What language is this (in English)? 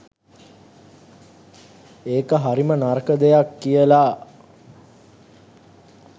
Sinhala